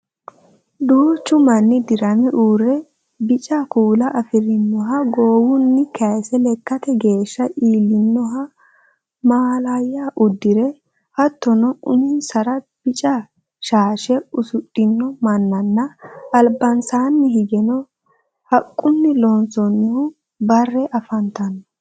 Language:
Sidamo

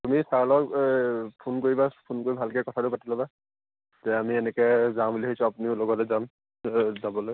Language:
Assamese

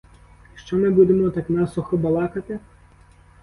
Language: Ukrainian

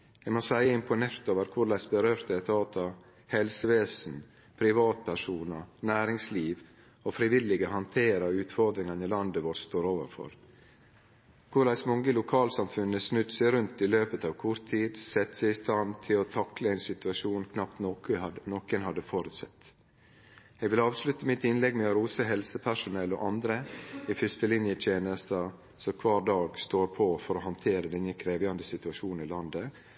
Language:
Norwegian Nynorsk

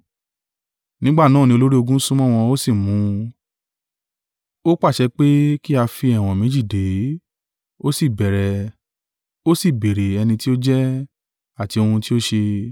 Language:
Yoruba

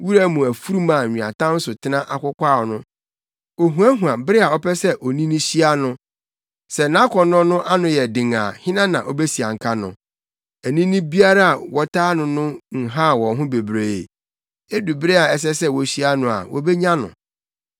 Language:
Akan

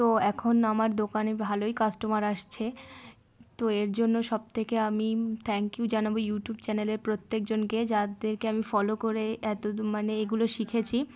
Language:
Bangla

